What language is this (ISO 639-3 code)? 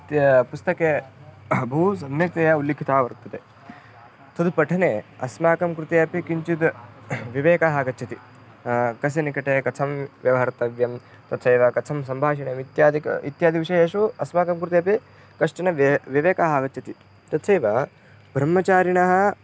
san